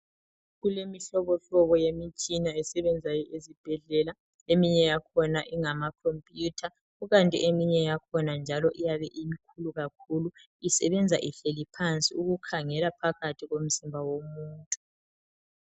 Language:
North Ndebele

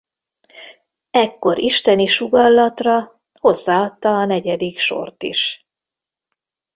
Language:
Hungarian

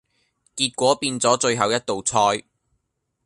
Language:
Cantonese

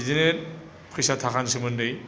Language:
Bodo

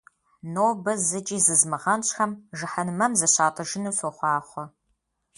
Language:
Kabardian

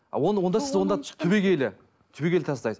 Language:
Kazakh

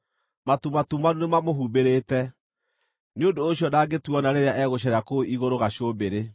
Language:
Kikuyu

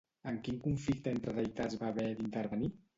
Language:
Catalan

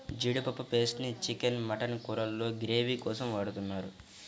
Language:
Telugu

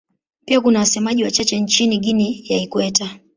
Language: Swahili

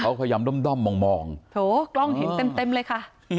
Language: Thai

